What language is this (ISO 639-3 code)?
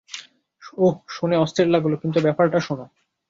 ben